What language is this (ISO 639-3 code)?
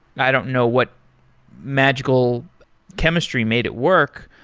eng